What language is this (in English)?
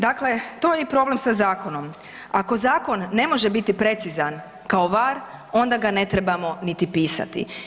Croatian